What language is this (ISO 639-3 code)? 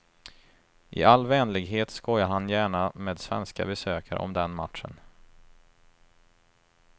swe